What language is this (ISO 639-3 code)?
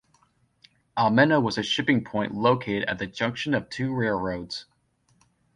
eng